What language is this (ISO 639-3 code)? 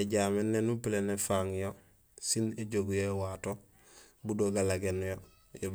gsl